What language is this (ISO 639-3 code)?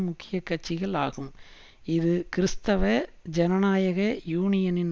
tam